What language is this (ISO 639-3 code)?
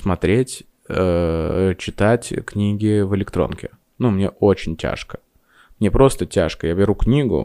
rus